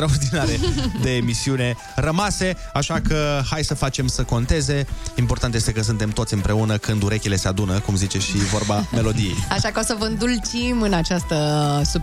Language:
Romanian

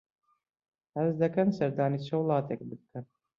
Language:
Central Kurdish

